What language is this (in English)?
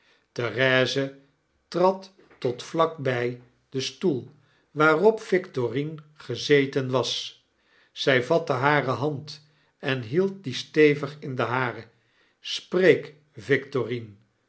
Dutch